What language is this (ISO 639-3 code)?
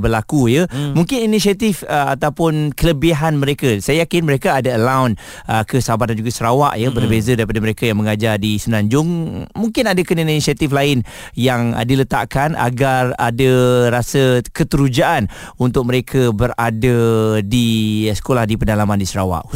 msa